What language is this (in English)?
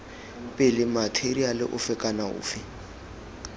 Tswana